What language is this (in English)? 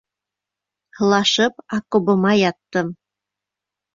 Bashkir